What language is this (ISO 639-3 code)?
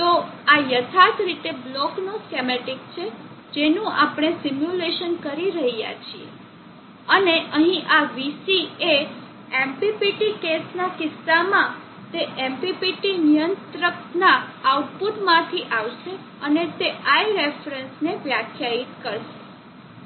guj